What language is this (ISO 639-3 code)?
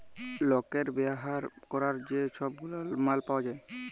ben